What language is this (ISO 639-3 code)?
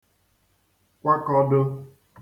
ibo